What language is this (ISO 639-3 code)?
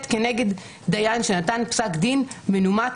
heb